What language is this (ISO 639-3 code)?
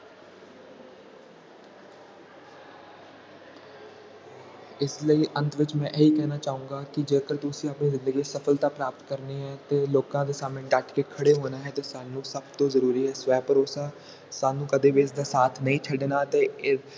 pan